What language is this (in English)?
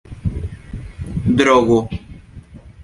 Esperanto